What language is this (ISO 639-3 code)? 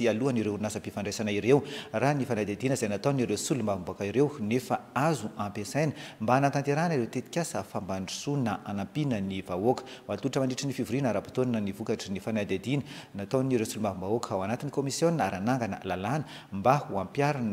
ron